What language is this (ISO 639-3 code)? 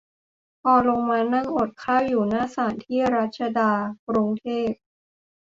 tha